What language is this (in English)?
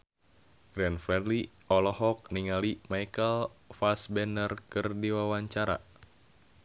Sundanese